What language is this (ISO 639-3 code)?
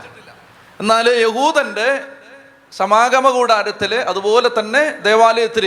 mal